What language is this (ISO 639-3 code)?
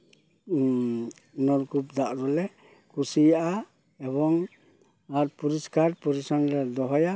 sat